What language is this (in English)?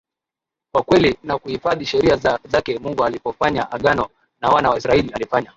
Swahili